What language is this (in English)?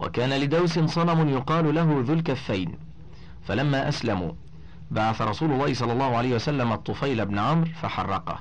Arabic